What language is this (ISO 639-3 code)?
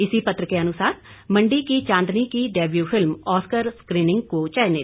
hin